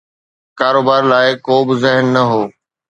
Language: Sindhi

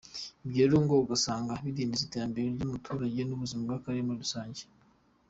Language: Kinyarwanda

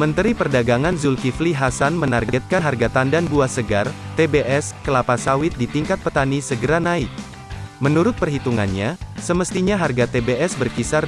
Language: Indonesian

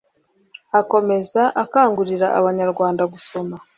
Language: Kinyarwanda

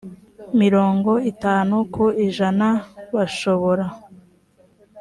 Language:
Kinyarwanda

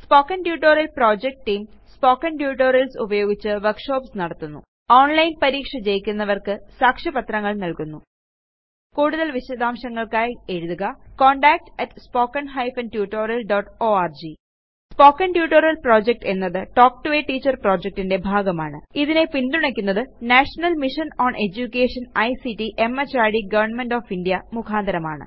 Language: Malayalam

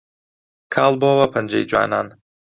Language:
Central Kurdish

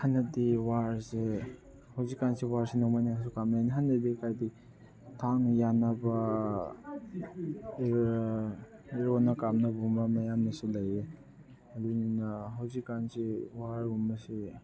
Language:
Manipuri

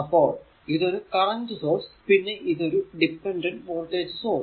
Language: Malayalam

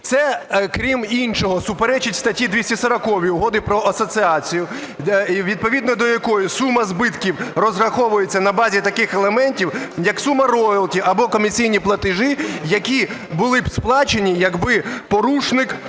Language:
Ukrainian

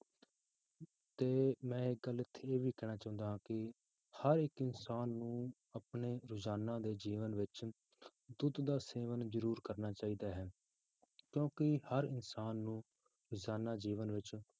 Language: Punjabi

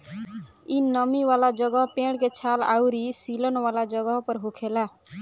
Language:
Bhojpuri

